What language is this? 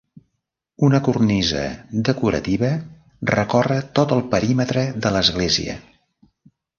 Catalan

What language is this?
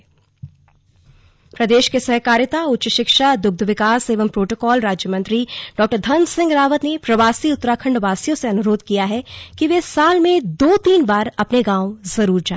Hindi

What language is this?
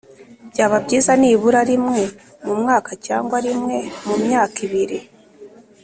Kinyarwanda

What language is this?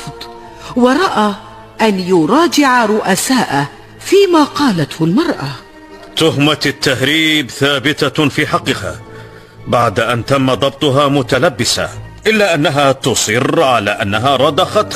Arabic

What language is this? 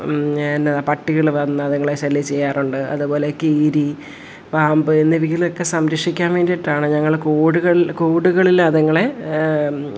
Malayalam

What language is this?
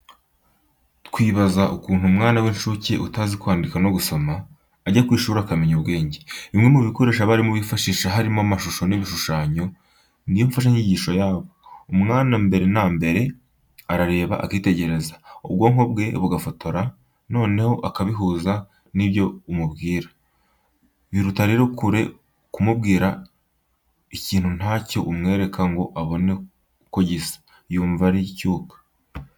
Kinyarwanda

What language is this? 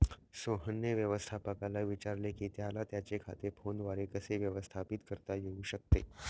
Marathi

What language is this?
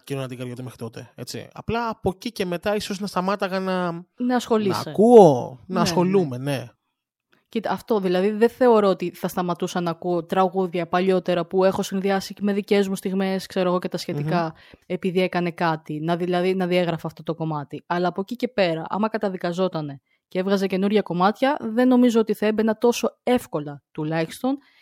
Greek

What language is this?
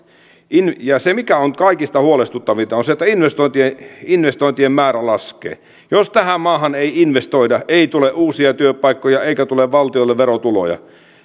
Finnish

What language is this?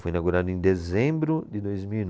Portuguese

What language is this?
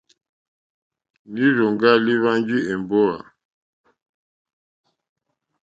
Mokpwe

